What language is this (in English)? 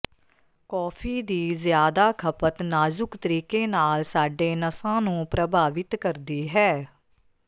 Punjabi